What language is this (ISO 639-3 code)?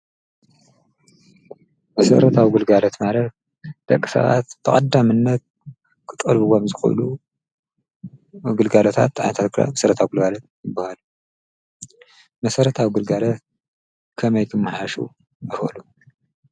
tir